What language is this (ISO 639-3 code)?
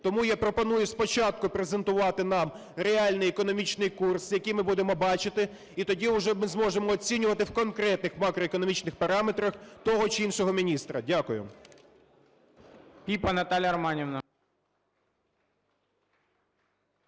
ukr